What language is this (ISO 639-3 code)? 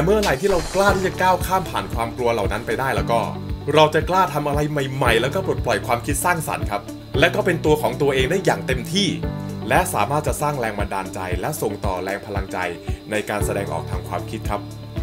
tha